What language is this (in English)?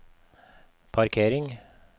Norwegian